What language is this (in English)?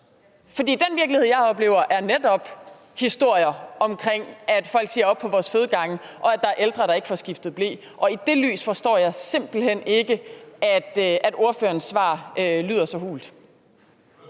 Danish